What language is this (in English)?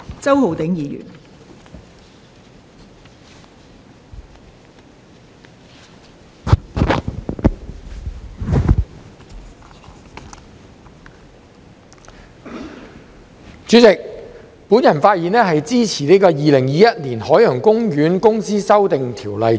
Cantonese